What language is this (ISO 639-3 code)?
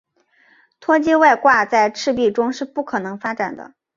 zho